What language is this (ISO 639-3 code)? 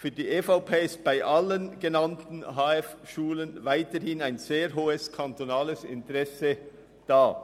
gsw